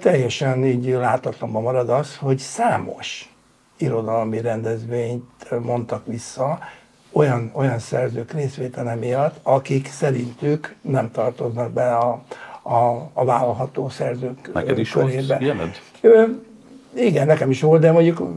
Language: Hungarian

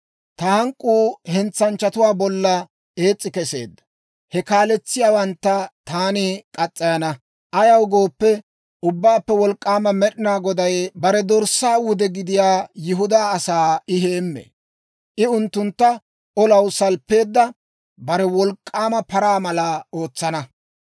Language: Dawro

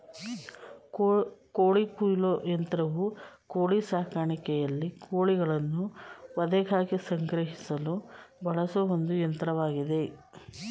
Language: Kannada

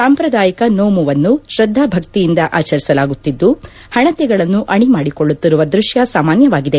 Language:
Kannada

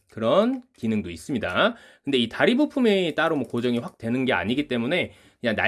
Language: Korean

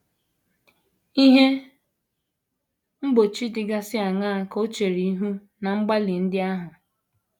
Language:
Igbo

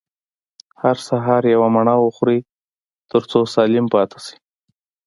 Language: Pashto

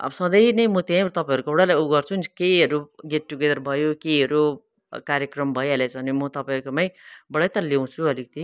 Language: Nepali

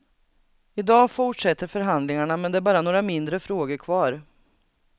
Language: Swedish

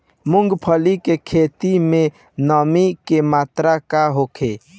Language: Bhojpuri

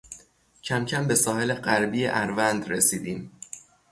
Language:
Persian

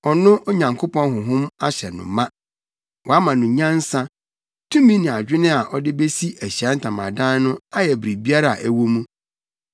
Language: Akan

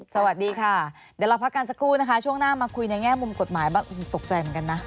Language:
Thai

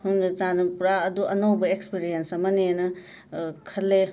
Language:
Manipuri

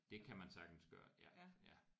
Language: Danish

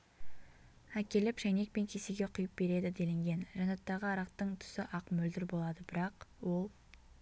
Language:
Kazakh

